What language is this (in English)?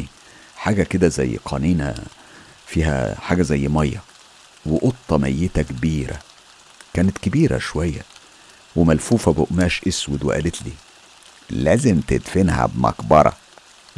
Arabic